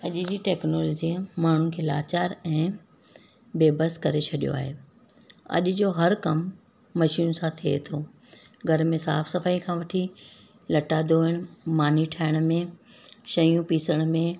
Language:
Sindhi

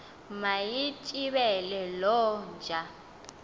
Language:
Xhosa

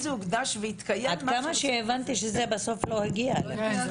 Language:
Hebrew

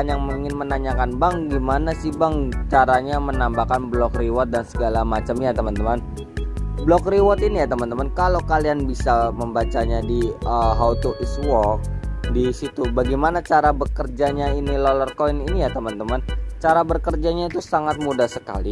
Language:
Indonesian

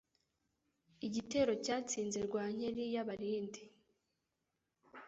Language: Kinyarwanda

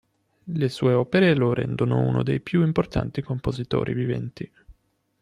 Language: Italian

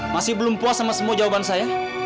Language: Indonesian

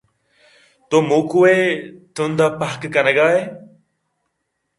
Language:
Eastern Balochi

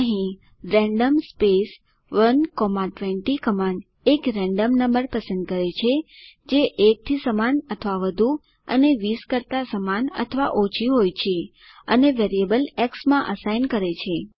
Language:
Gujarati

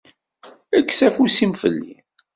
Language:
Kabyle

